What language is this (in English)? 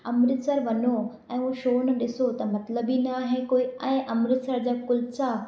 Sindhi